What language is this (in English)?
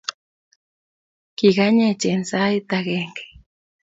Kalenjin